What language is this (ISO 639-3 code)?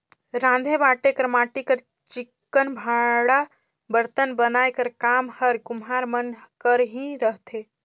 hne